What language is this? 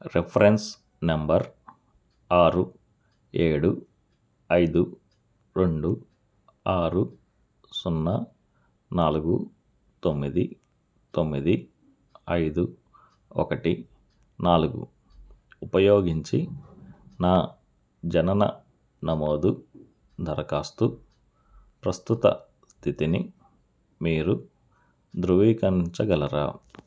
Telugu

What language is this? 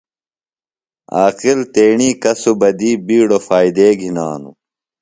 Phalura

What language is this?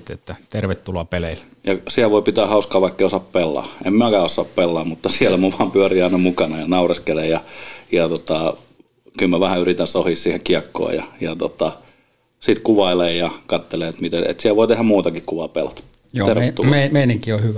Finnish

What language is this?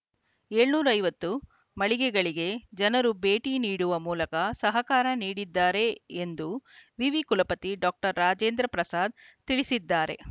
Kannada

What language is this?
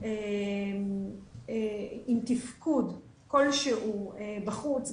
Hebrew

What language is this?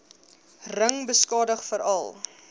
Afrikaans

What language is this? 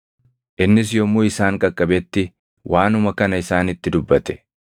Oromo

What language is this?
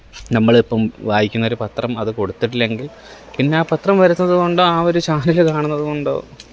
Malayalam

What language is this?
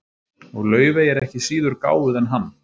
Icelandic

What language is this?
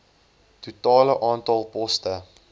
Afrikaans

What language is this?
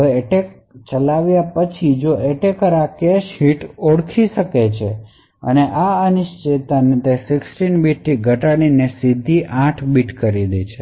Gujarati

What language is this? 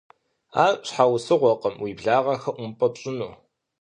Kabardian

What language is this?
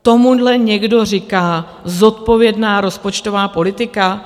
Czech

